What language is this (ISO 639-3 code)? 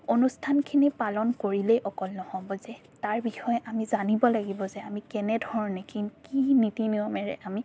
asm